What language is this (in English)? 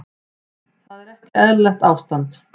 Icelandic